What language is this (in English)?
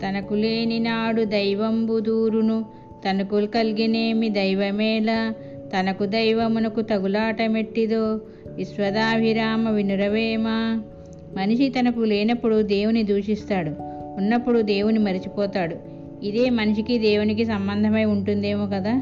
Telugu